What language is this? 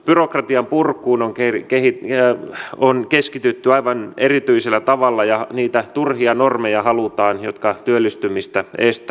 Finnish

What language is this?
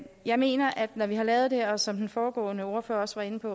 Danish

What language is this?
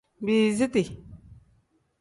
Tem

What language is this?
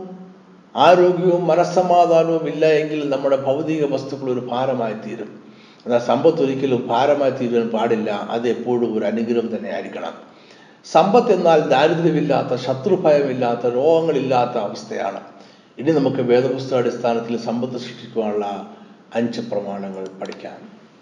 Malayalam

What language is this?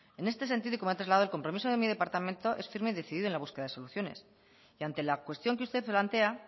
Spanish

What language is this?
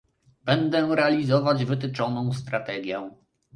Polish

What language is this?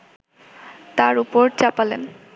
Bangla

